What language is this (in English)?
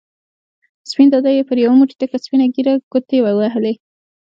Pashto